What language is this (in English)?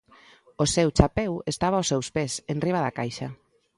Galician